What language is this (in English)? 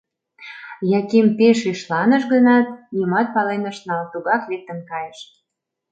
Mari